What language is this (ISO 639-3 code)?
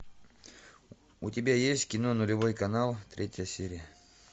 rus